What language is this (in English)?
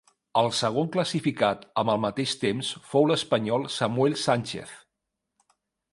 Catalan